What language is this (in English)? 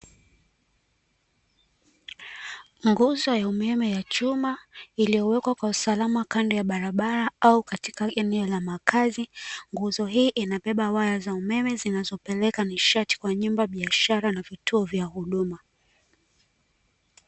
Swahili